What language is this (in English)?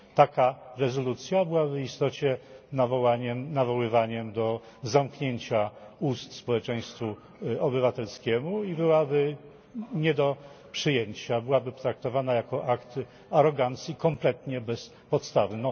Polish